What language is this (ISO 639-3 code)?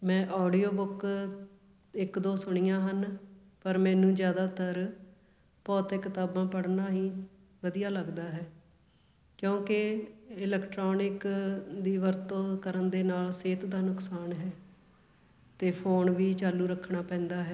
pan